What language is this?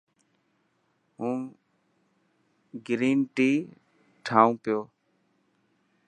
Dhatki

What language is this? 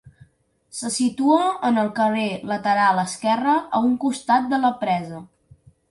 Catalan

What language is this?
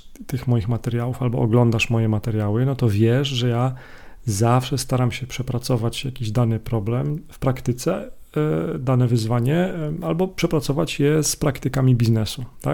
Polish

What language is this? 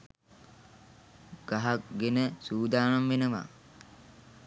Sinhala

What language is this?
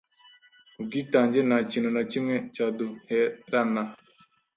Kinyarwanda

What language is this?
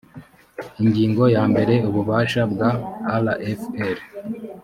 Kinyarwanda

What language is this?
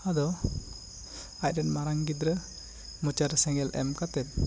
Santali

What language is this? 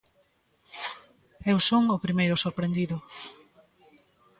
Galician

